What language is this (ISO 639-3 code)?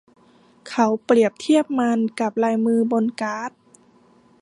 tha